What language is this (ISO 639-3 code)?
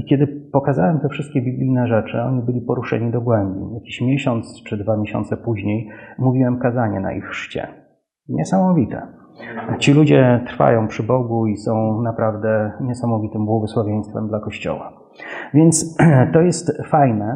pol